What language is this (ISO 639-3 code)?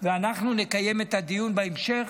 heb